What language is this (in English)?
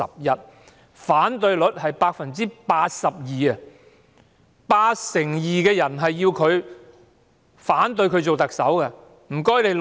Cantonese